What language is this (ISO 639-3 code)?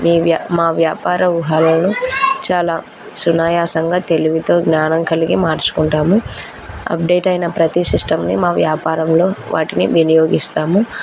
tel